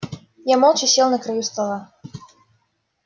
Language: Russian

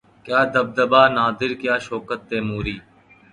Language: Urdu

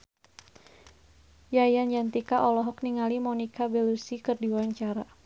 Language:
Sundanese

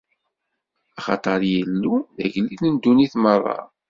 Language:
Kabyle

